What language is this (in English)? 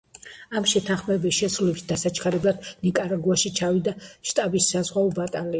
Georgian